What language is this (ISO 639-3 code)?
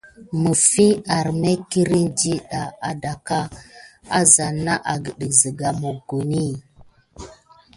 gid